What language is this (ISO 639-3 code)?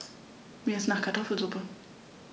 deu